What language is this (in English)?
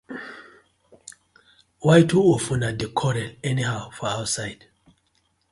Nigerian Pidgin